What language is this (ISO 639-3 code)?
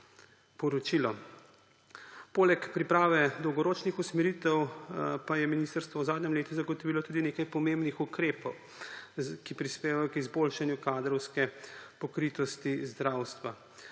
slv